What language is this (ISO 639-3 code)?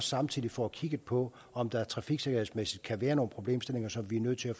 dan